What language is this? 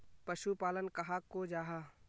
Magahi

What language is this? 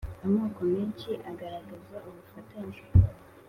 Kinyarwanda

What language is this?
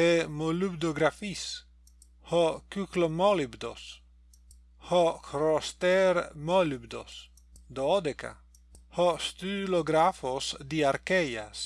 Greek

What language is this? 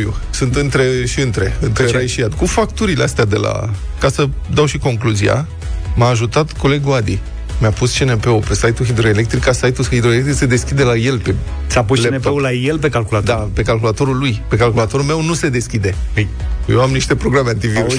Romanian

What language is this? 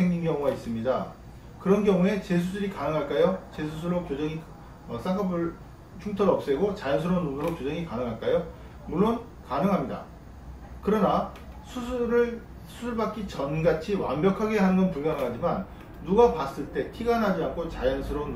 Korean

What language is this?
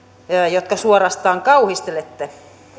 Finnish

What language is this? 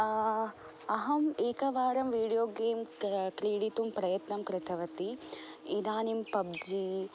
Sanskrit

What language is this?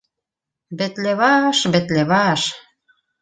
Bashkir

